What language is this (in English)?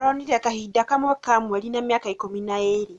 Kikuyu